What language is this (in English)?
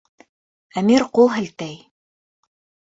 Bashkir